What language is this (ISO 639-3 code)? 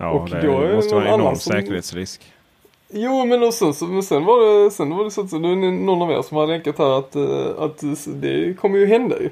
swe